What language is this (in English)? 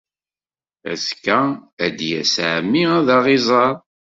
Kabyle